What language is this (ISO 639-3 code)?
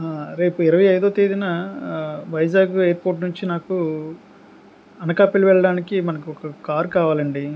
tel